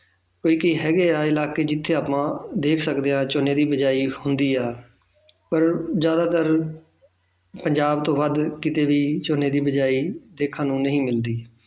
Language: Punjabi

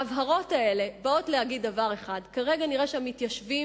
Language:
Hebrew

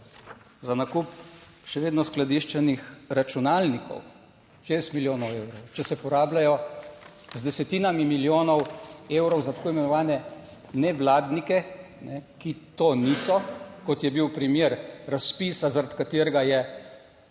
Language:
Slovenian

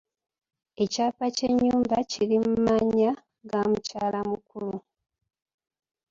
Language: Ganda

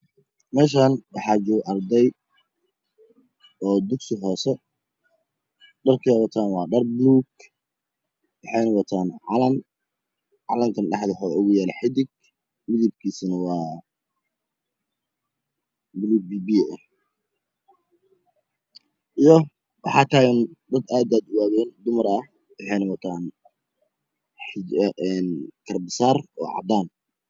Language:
Somali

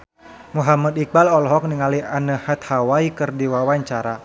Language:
Sundanese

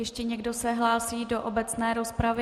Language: Czech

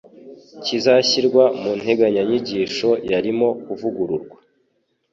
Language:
Kinyarwanda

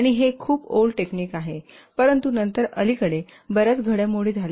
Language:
Marathi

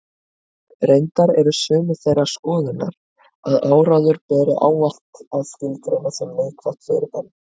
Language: Icelandic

